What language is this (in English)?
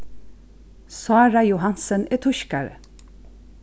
Faroese